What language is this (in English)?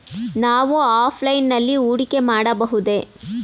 Kannada